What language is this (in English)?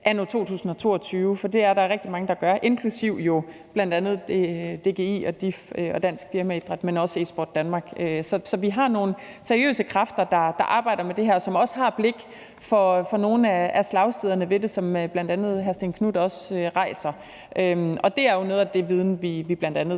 Danish